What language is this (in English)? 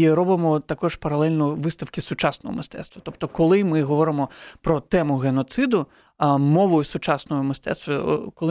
Ukrainian